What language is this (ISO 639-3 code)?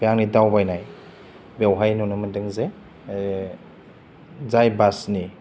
brx